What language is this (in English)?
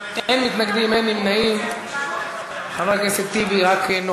Hebrew